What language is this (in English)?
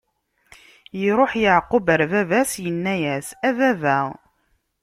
Kabyle